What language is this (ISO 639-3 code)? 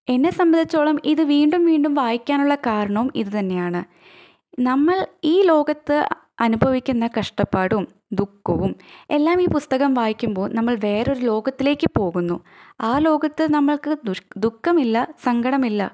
mal